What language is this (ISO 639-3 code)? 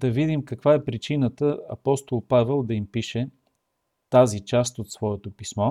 bul